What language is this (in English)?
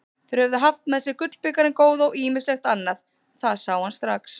Icelandic